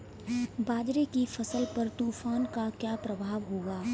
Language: Hindi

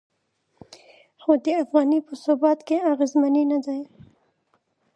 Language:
Pashto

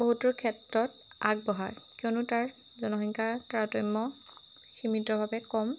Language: Assamese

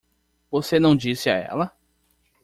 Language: Portuguese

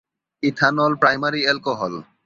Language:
Bangla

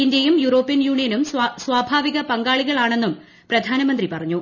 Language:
Malayalam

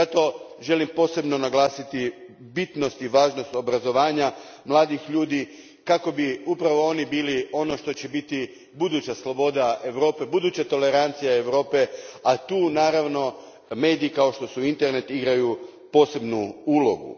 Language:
Croatian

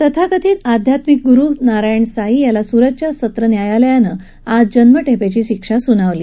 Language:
Marathi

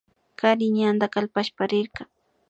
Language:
Imbabura Highland Quichua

